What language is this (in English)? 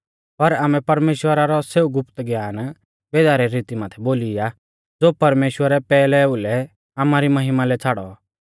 Mahasu Pahari